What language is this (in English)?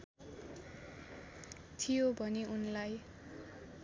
Nepali